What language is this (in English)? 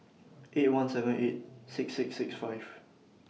English